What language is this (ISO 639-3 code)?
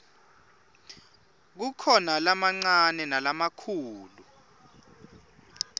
ssw